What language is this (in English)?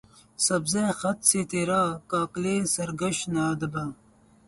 Urdu